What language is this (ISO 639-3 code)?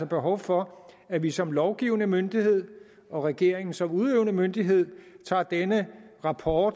dan